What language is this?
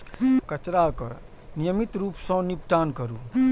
Maithili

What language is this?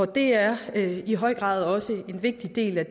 Danish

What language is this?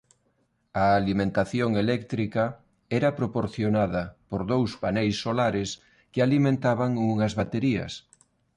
Galician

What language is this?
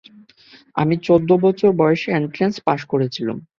Bangla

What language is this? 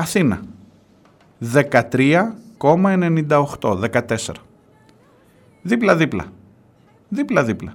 Greek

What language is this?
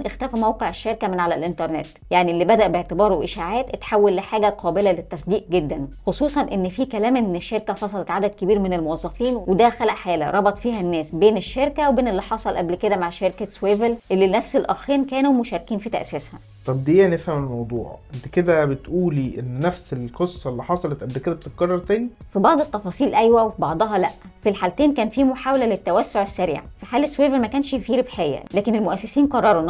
Arabic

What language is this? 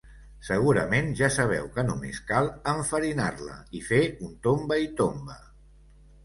Catalan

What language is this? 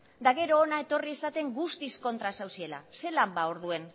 Basque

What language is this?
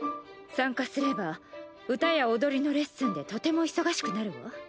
Japanese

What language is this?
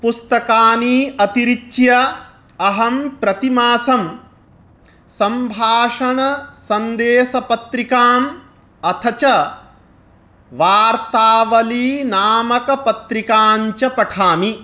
Sanskrit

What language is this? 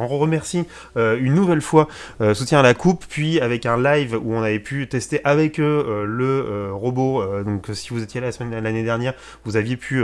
French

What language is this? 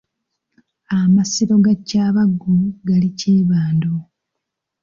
Ganda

